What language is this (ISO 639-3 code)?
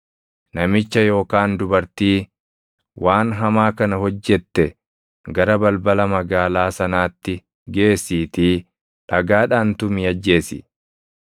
orm